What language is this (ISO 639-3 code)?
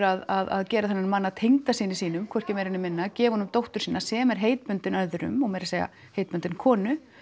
isl